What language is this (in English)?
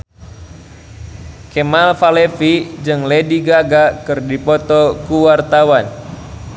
Sundanese